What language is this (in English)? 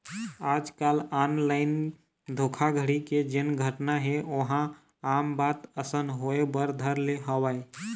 Chhattisgarhi